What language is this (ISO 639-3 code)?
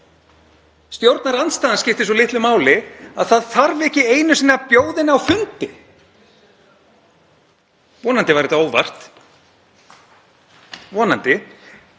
isl